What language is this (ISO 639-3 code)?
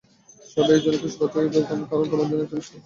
ben